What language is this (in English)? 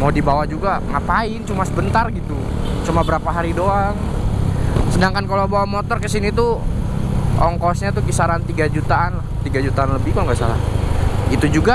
Indonesian